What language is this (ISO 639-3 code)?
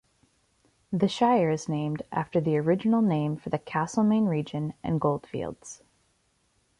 eng